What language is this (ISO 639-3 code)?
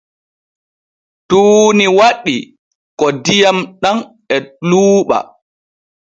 fue